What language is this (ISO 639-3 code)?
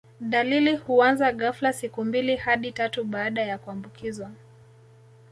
swa